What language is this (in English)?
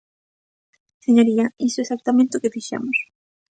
Galician